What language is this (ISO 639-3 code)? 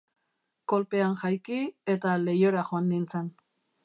eus